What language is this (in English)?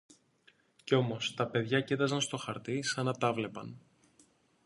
Greek